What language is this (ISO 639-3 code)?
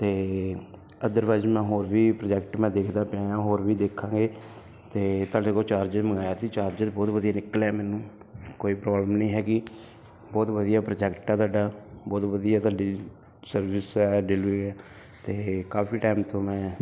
pan